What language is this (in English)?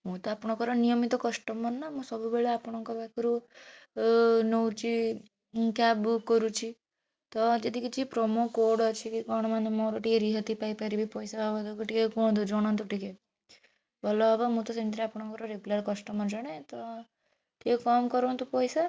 Odia